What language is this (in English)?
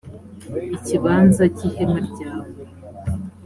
Kinyarwanda